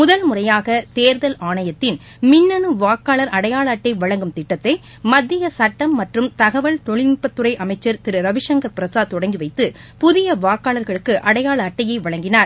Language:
Tamil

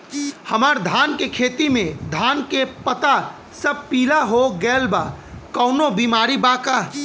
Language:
Bhojpuri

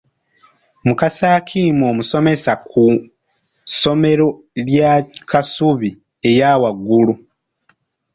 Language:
Ganda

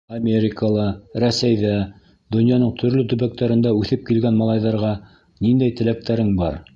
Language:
Bashkir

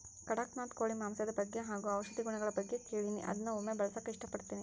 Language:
Kannada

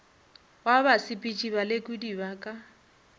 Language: Northern Sotho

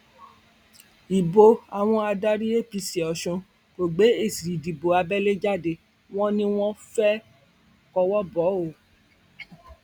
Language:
Yoruba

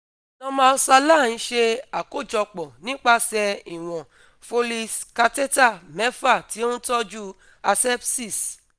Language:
Yoruba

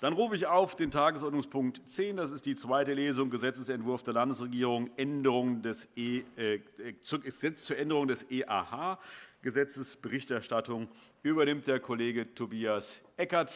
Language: German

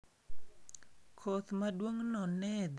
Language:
Luo (Kenya and Tanzania)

